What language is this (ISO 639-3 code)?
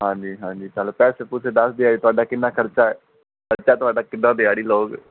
pan